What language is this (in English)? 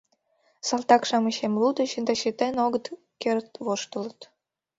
Mari